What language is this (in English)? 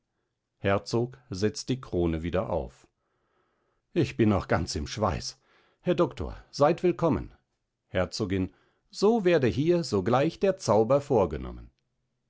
German